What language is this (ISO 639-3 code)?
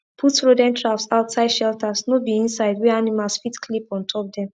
pcm